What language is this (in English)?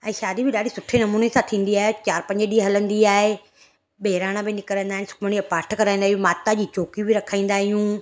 Sindhi